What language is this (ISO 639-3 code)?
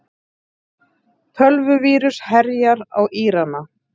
isl